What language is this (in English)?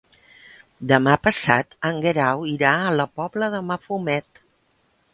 Catalan